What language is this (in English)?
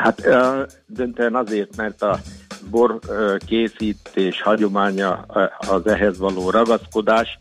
Hungarian